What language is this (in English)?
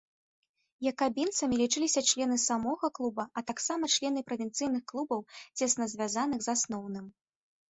Belarusian